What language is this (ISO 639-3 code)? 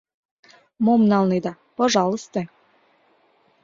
chm